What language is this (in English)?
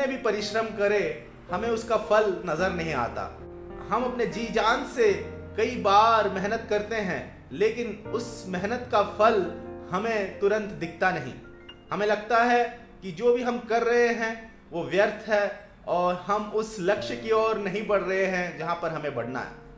Hindi